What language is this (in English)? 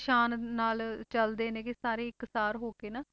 Punjabi